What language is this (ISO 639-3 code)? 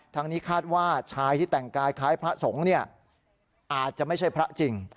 tha